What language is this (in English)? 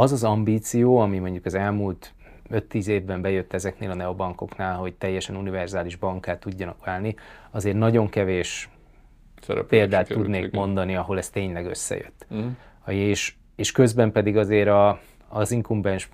Hungarian